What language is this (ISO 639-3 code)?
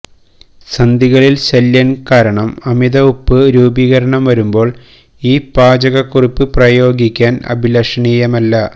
mal